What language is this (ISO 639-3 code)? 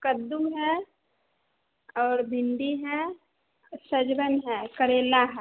hin